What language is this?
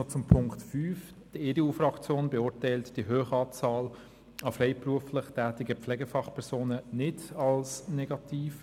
Swiss German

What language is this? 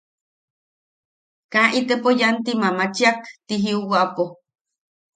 Yaqui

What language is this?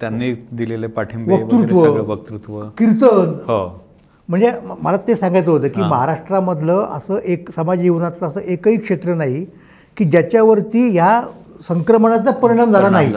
Marathi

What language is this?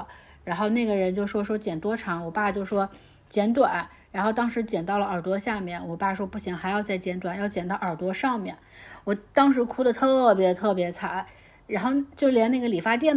Chinese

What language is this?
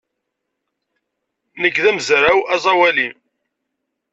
Kabyle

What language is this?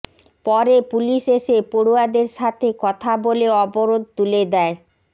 Bangla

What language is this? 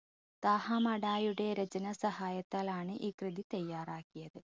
Malayalam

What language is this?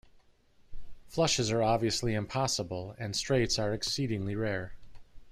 English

